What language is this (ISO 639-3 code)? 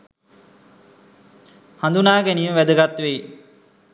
sin